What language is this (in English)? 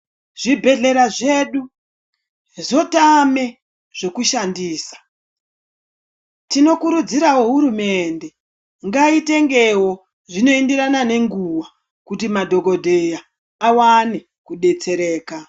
Ndau